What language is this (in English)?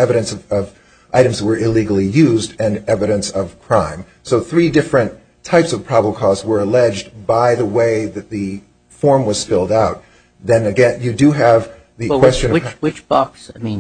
English